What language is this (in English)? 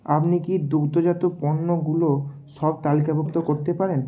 Bangla